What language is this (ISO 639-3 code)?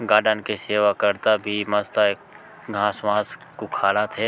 hne